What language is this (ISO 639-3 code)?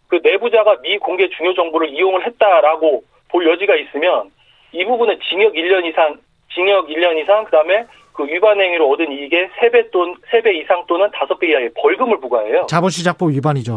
kor